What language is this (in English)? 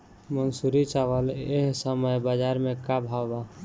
Bhojpuri